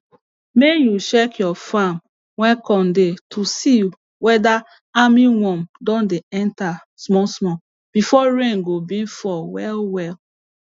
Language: Nigerian Pidgin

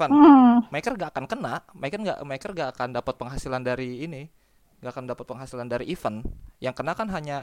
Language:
Indonesian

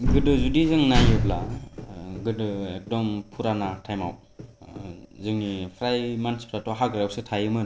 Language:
Bodo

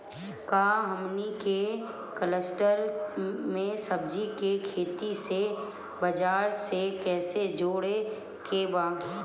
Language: Bhojpuri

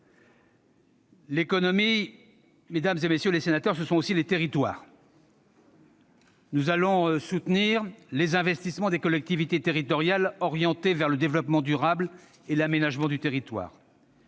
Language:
French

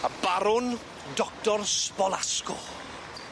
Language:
Welsh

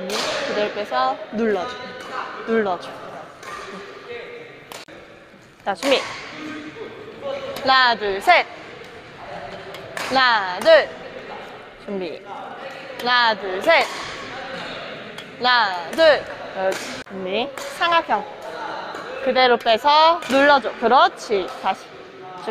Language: Korean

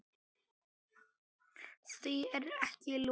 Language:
Icelandic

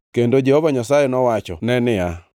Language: Luo (Kenya and Tanzania)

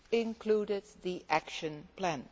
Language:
English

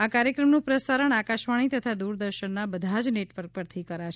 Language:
Gujarati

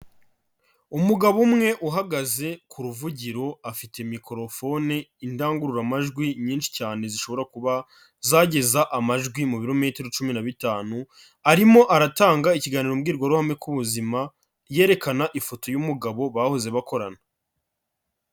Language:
Kinyarwanda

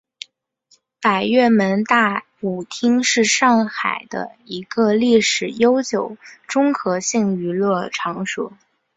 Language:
Chinese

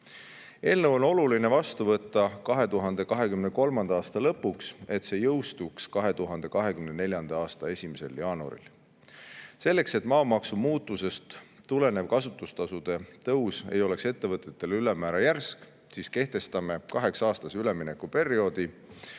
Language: Estonian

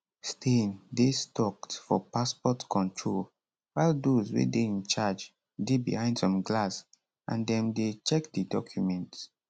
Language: Nigerian Pidgin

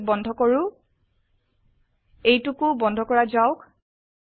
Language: Assamese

